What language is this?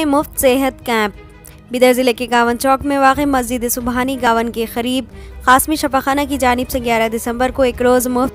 Hindi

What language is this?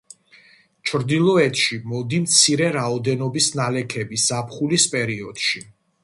Georgian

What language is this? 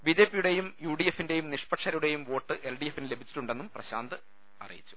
Malayalam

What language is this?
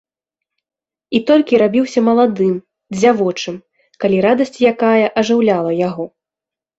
Belarusian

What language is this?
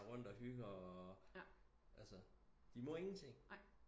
Danish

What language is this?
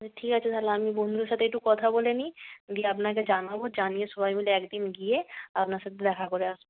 Bangla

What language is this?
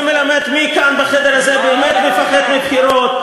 Hebrew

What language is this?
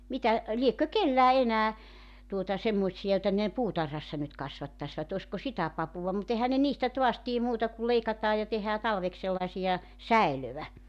Finnish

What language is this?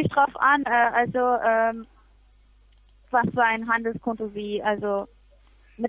German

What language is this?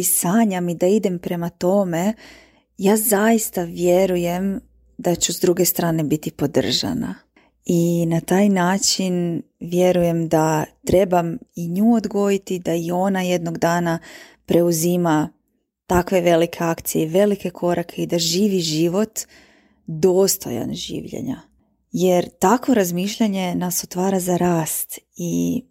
Croatian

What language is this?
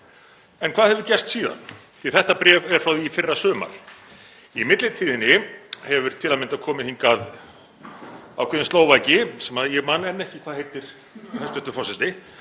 Icelandic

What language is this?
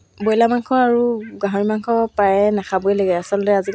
Assamese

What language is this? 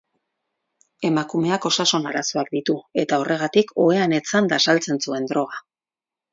Basque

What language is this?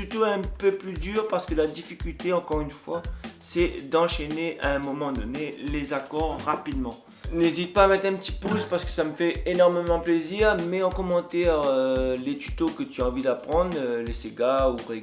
French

